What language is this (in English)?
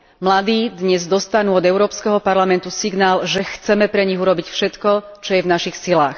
Slovak